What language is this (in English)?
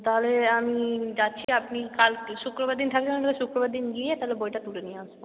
Bangla